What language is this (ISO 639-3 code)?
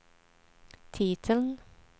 swe